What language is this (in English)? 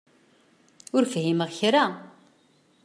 Kabyle